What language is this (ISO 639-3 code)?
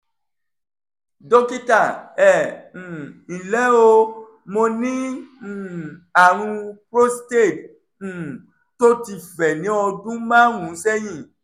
yor